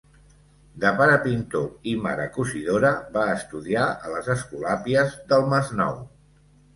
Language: Catalan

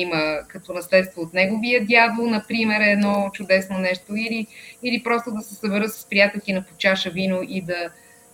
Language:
Bulgarian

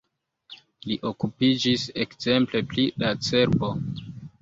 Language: Esperanto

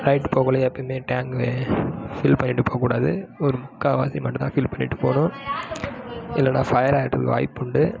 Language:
Tamil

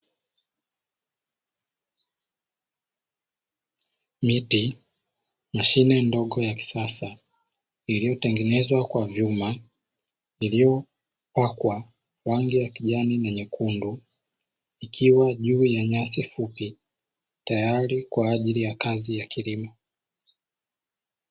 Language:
Swahili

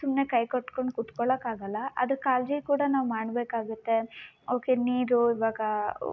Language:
Kannada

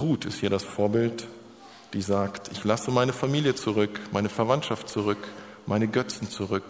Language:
German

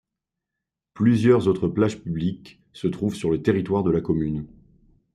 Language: French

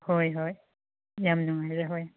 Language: Manipuri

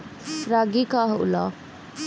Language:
Bhojpuri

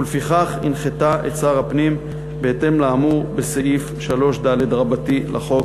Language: Hebrew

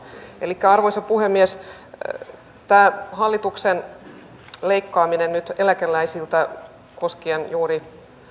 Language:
Finnish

